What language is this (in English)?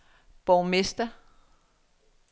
Danish